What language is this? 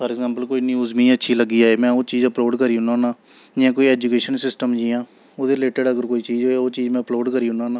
Dogri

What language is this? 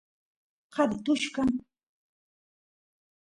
Santiago del Estero Quichua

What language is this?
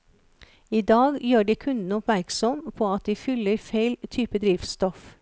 Norwegian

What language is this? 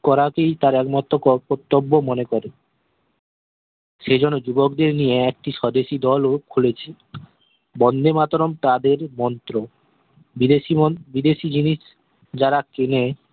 Bangla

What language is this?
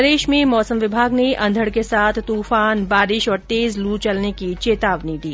Hindi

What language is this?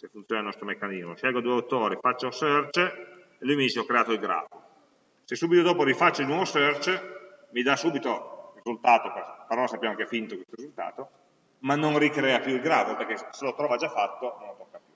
Italian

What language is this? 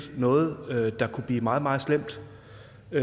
Danish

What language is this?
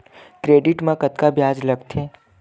Chhattisgarhi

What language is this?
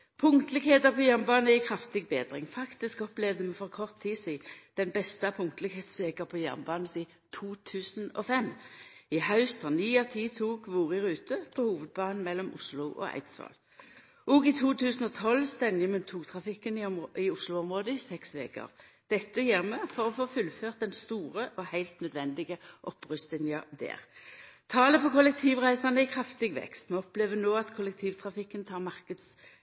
Norwegian Nynorsk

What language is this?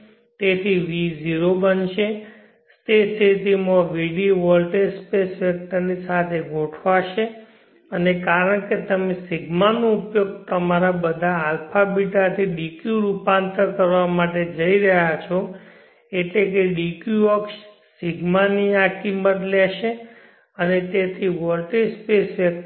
Gujarati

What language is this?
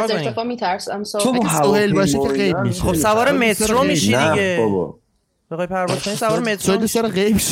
Persian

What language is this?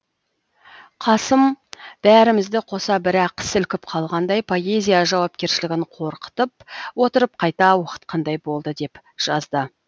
Kazakh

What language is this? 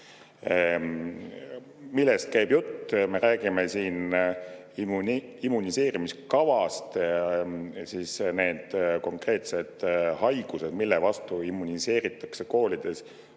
Estonian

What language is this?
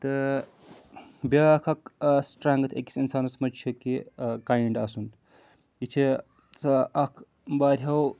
Kashmiri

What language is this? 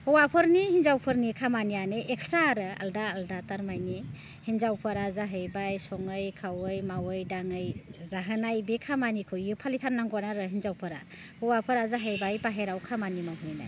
Bodo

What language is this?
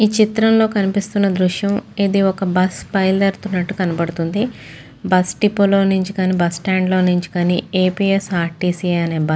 Telugu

